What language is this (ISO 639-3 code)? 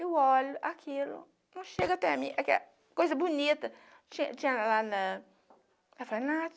por